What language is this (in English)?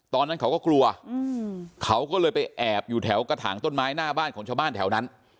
Thai